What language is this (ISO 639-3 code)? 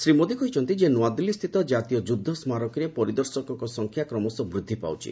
ori